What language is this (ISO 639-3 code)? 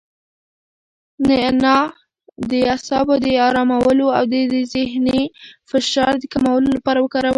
pus